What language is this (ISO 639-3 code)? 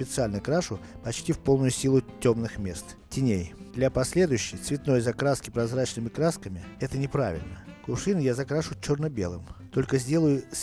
rus